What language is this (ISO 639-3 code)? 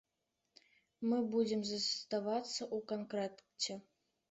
bel